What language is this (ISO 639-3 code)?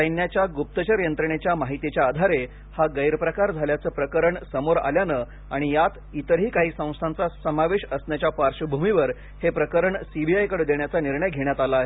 mar